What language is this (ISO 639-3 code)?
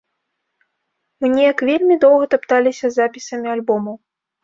bel